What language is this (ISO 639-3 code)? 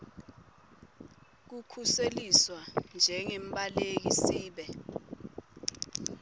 ssw